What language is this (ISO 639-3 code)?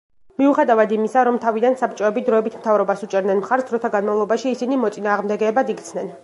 kat